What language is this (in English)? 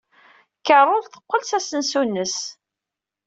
Kabyle